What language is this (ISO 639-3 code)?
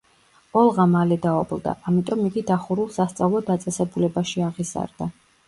kat